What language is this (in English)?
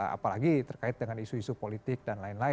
Indonesian